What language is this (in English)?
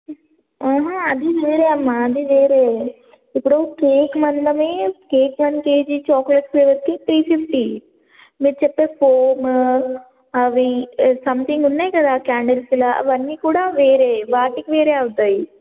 Telugu